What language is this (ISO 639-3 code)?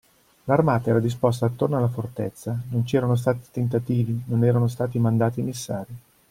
ita